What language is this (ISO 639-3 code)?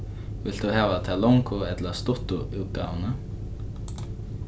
fao